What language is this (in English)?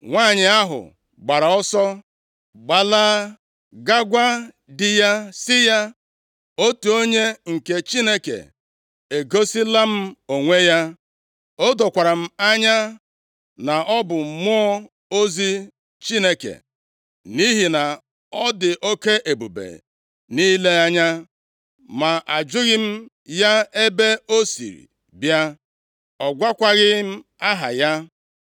Igbo